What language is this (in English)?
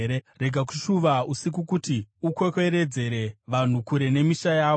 Shona